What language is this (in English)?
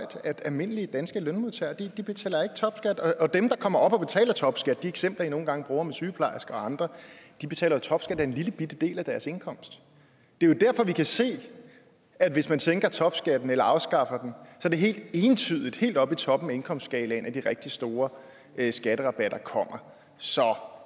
Danish